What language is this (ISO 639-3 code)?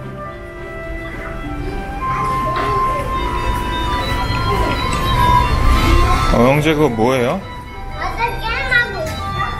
kor